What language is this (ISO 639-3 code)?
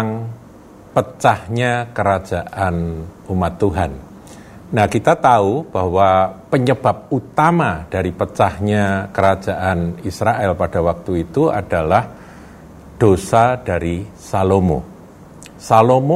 ind